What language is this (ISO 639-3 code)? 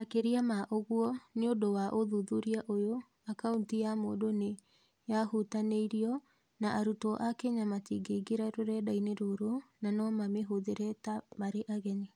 kik